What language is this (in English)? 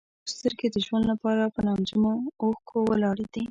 Pashto